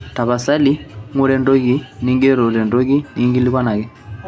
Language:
Masai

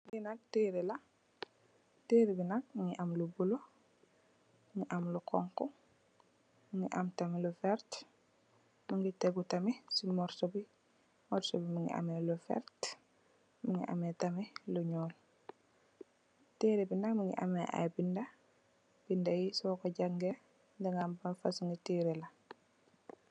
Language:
Wolof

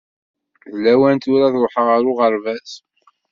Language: Kabyle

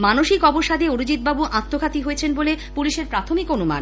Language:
Bangla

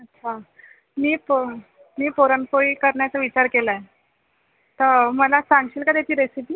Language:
Marathi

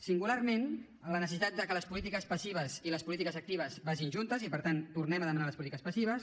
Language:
Catalan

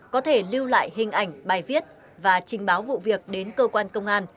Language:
Vietnamese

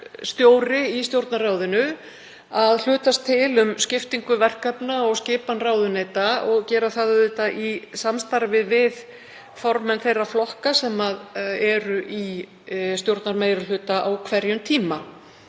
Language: Icelandic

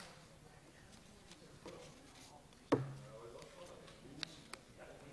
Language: Dutch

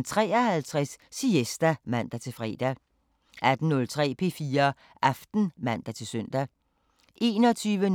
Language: Danish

